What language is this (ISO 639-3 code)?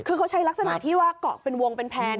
tha